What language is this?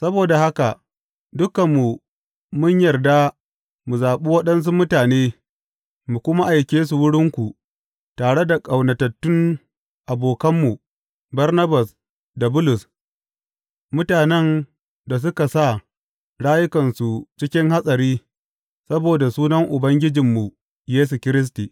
Hausa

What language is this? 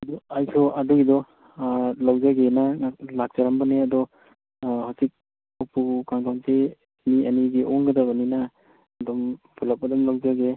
Manipuri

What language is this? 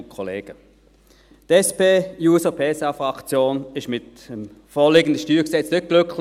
Swiss German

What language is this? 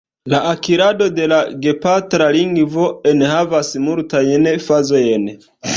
Esperanto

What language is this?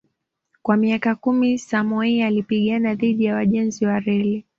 Swahili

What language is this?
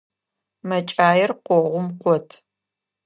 Adyghe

